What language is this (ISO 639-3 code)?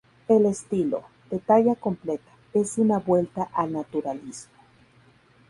spa